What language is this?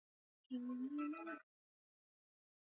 Swahili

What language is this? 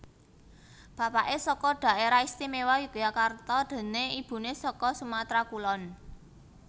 Javanese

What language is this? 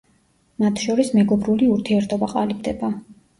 Georgian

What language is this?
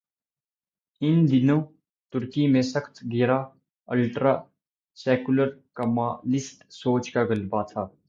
Urdu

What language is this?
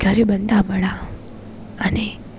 Gujarati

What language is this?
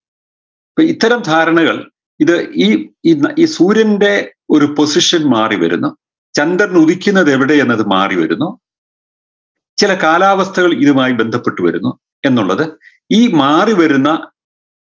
Malayalam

